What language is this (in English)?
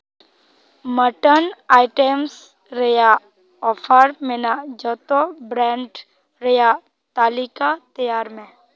Santali